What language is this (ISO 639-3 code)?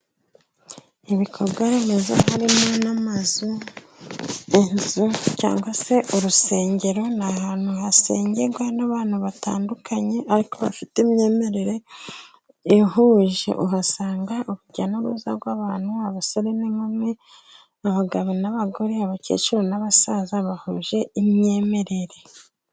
kin